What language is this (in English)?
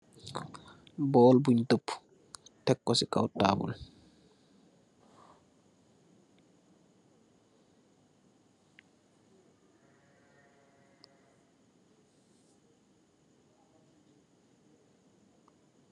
Wolof